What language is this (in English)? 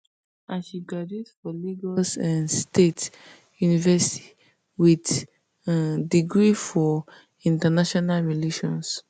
Nigerian Pidgin